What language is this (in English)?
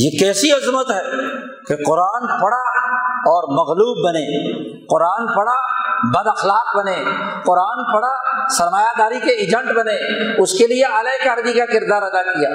Urdu